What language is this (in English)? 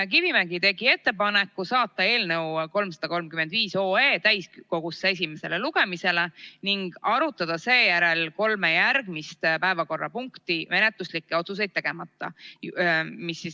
Estonian